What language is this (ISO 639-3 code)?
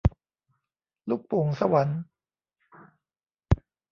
tha